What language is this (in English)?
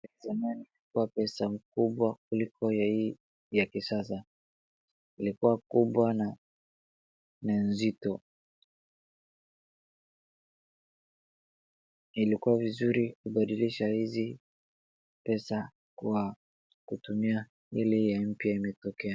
Swahili